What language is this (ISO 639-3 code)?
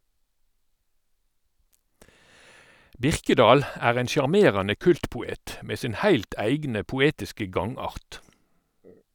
nor